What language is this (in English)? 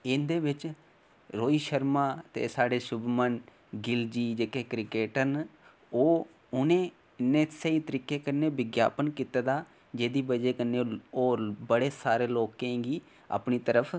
Dogri